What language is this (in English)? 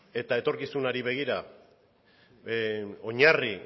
Basque